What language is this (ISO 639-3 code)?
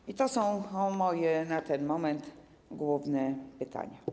pol